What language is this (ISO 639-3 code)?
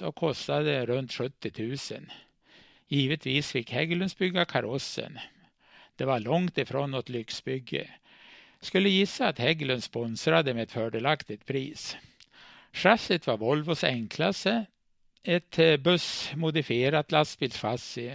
swe